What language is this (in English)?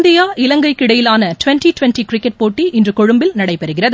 Tamil